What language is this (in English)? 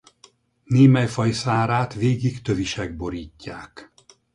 Hungarian